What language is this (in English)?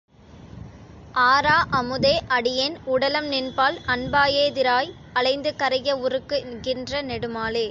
Tamil